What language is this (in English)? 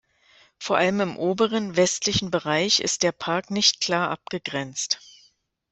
German